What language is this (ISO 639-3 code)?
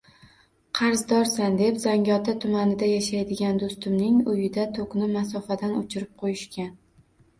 uzb